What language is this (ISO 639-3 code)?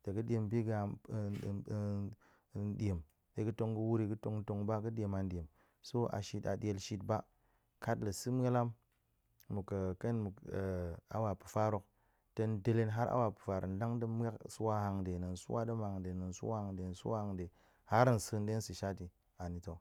ank